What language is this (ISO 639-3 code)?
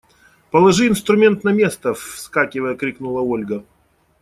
rus